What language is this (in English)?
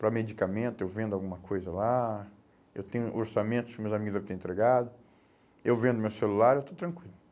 Portuguese